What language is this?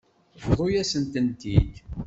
Kabyle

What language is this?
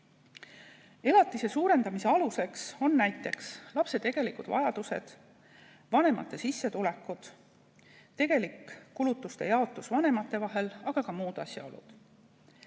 Estonian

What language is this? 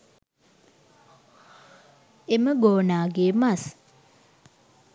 Sinhala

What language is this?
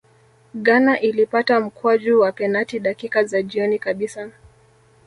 Swahili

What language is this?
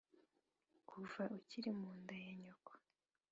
Kinyarwanda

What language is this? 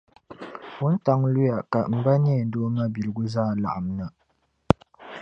Dagbani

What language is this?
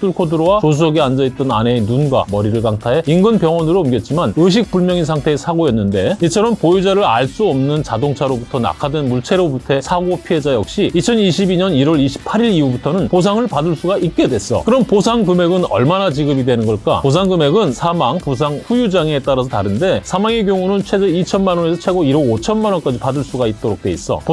Korean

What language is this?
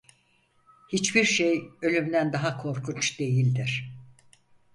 Turkish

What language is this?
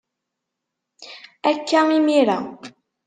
Kabyle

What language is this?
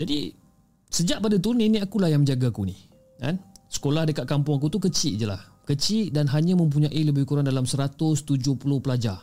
Malay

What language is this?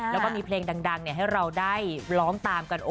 Thai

